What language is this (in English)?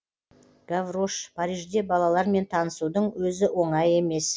Kazakh